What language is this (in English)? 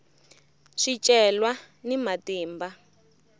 Tsonga